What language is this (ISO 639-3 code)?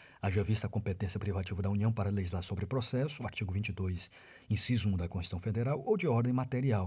por